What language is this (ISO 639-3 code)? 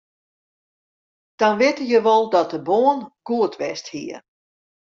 fry